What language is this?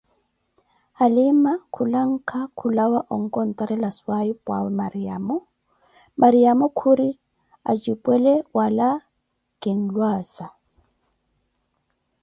Koti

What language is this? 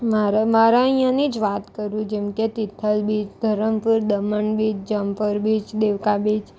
Gujarati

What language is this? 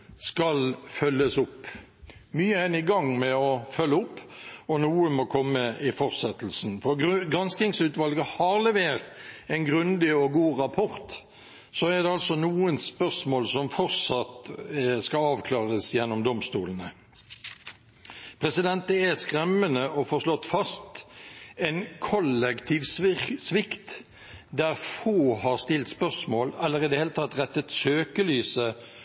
Norwegian Bokmål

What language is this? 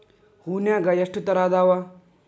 Kannada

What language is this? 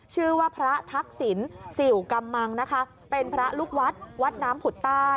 Thai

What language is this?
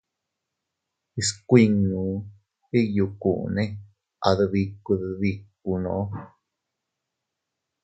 Teutila Cuicatec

